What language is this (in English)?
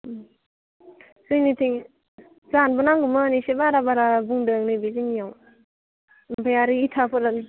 Bodo